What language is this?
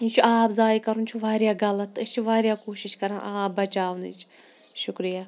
Kashmiri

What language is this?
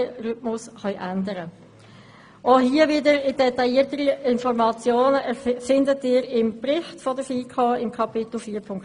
Swiss German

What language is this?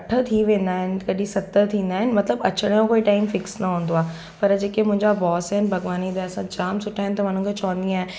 Sindhi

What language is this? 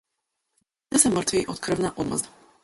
Macedonian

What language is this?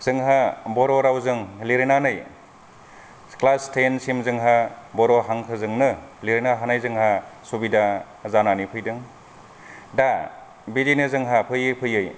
Bodo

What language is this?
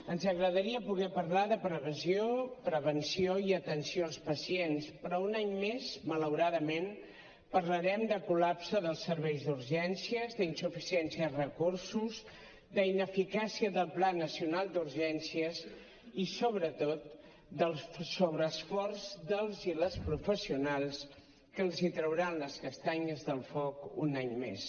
Catalan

